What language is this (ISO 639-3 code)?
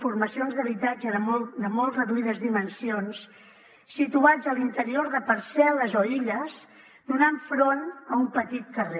cat